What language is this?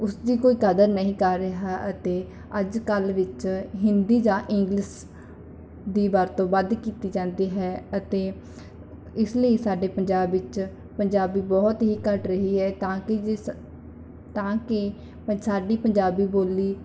Punjabi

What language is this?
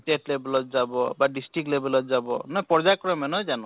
Assamese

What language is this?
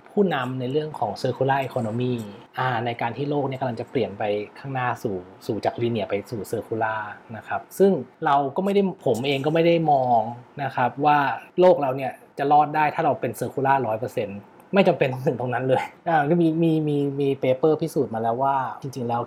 Thai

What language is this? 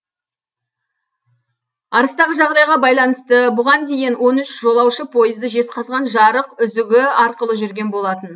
Kazakh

